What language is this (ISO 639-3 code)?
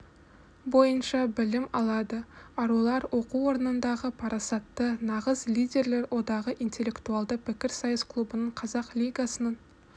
kaz